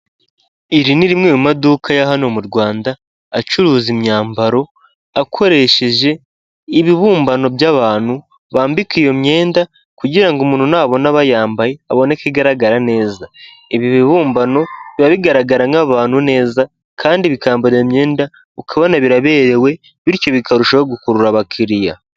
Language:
Kinyarwanda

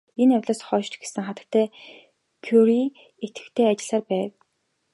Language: Mongolian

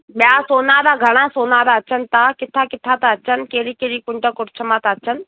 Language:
Sindhi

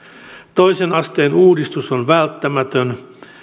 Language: Finnish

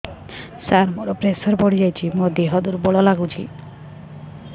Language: Odia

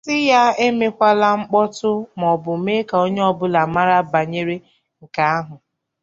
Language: Igbo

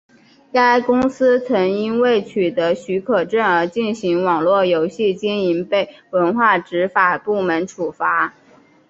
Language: Chinese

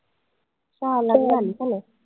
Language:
Marathi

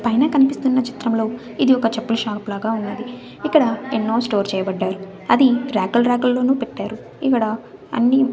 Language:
Telugu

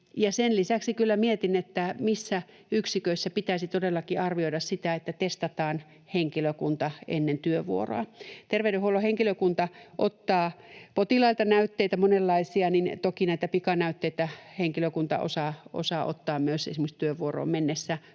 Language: Finnish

